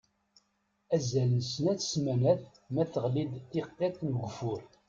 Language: Kabyle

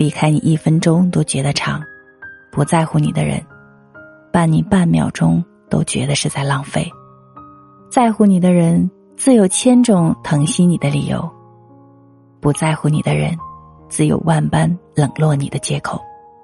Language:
Chinese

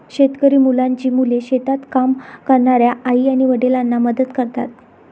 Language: Marathi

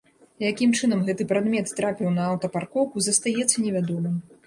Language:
Belarusian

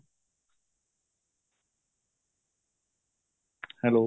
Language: Punjabi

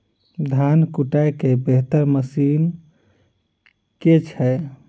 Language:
Maithili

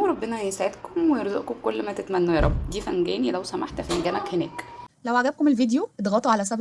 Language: Arabic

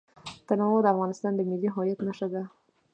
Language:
Pashto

